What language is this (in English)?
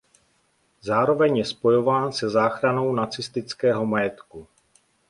Czech